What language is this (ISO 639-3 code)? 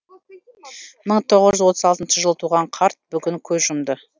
kaz